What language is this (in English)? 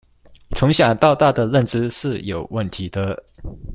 Chinese